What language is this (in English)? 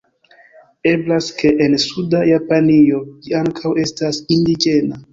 Esperanto